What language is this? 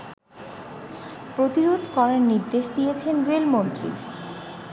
Bangla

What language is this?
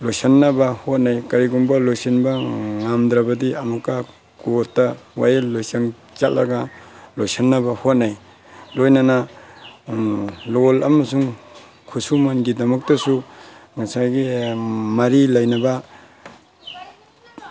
Manipuri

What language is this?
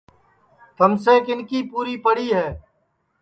Sansi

